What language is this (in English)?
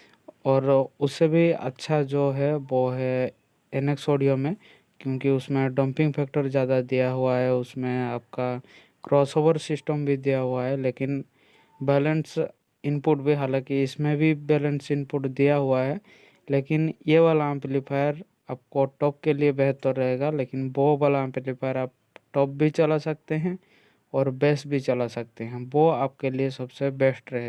Hindi